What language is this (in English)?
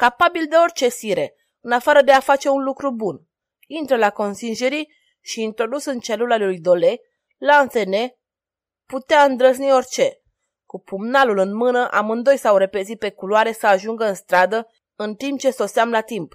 Romanian